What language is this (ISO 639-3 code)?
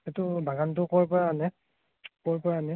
asm